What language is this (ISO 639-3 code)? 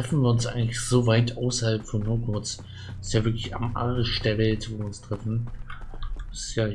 deu